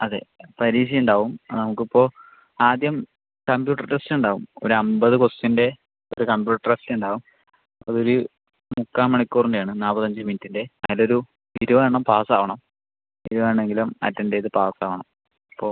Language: Malayalam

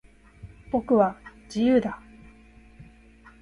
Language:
Japanese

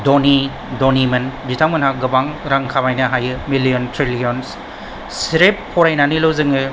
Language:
Bodo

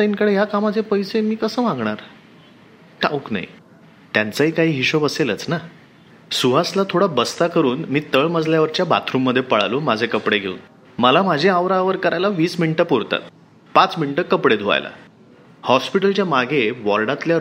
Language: Marathi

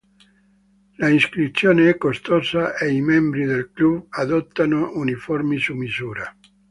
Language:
Italian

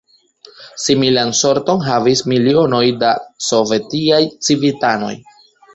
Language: Esperanto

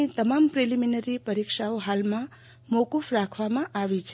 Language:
Gujarati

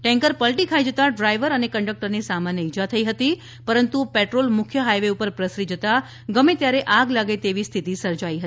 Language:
Gujarati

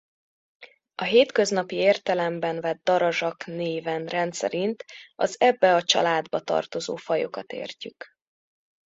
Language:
Hungarian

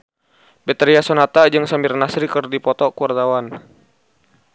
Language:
Sundanese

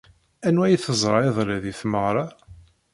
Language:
Kabyle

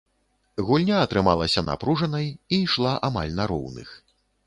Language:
Belarusian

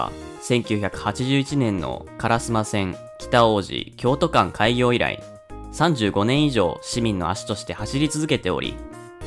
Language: Japanese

